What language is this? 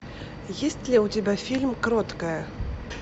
Russian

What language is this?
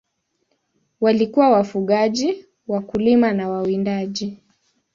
Swahili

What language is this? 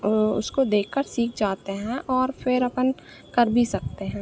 Hindi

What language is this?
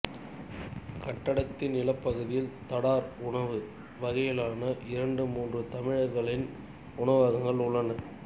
Tamil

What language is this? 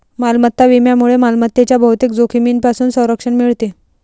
Marathi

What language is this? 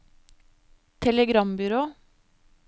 Norwegian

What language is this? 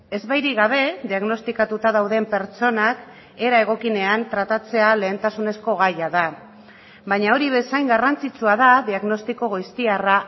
Basque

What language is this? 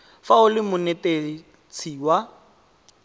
Tswana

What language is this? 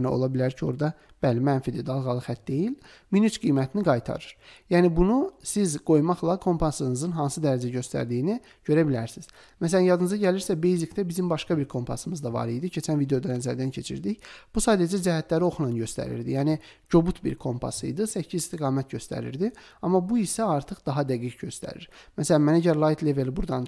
Turkish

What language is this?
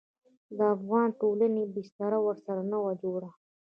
Pashto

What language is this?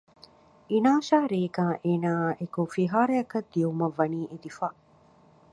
Divehi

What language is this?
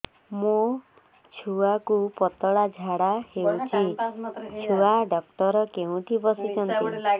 Odia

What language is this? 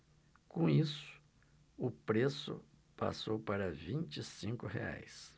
Portuguese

